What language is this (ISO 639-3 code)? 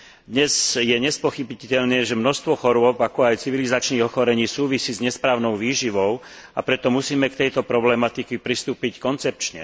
slk